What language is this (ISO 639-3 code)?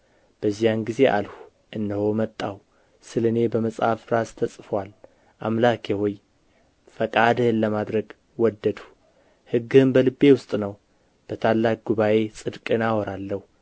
amh